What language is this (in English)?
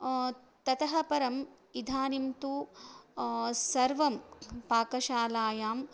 Sanskrit